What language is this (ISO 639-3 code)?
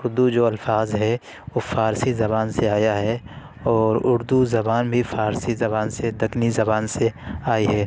urd